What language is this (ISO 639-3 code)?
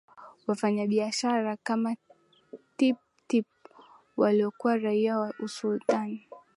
swa